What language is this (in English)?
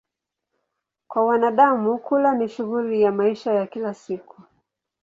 Swahili